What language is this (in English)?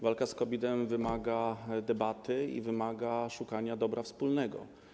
Polish